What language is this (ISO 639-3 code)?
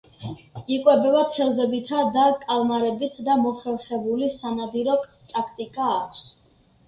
kat